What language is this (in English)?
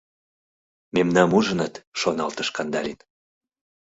Mari